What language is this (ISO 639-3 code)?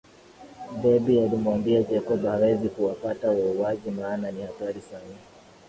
swa